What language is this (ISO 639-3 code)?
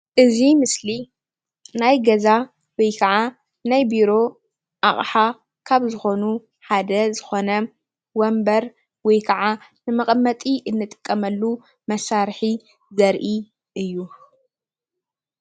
tir